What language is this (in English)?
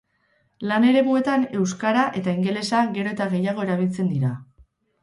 Basque